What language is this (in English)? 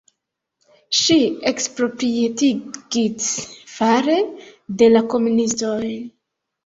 Esperanto